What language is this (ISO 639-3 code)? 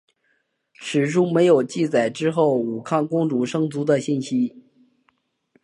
zho